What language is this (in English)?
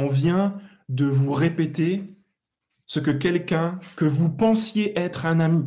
French